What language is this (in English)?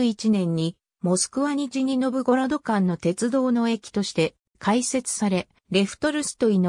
Japanese